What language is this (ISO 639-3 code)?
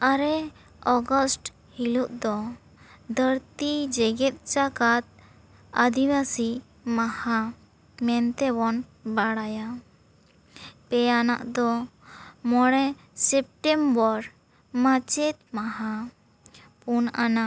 sat